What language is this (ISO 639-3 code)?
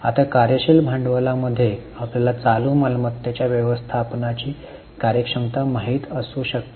mar